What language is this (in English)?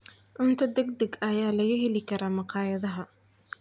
Somali